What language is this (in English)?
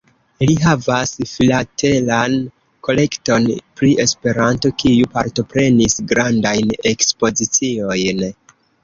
Esperanto